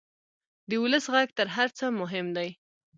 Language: Pashto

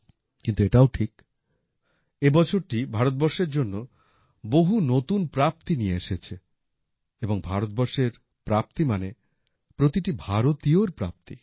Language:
Bangla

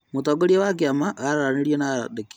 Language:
Kikuyu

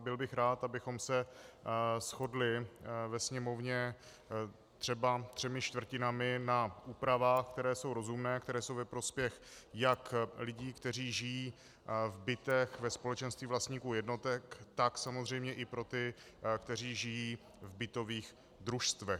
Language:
Czech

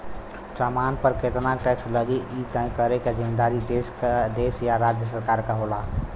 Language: Bhojpuri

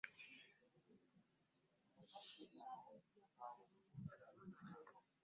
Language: Ganda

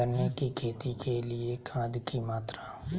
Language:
Magahi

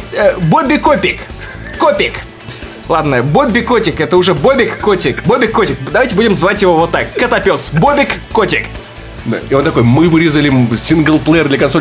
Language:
Russian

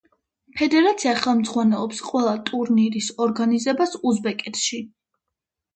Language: Georgian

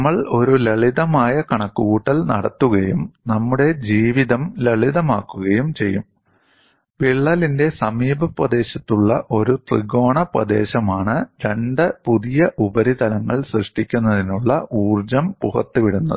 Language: Malayalam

